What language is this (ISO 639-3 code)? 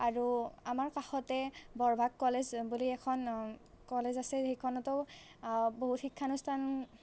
asm